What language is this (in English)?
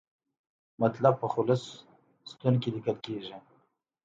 Pashto